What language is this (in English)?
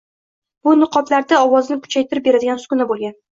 Uzbek